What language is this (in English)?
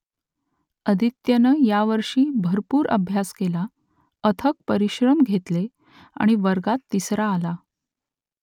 Marathi